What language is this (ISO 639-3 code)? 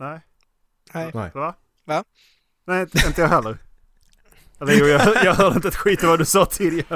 swe